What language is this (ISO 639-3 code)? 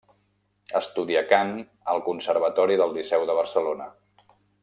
cat